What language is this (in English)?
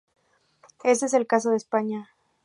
Spanish